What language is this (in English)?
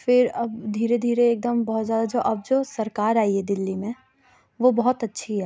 Urdu